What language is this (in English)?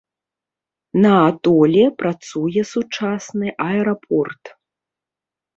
Belarusian